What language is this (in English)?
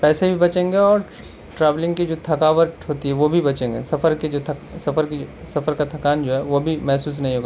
Urdu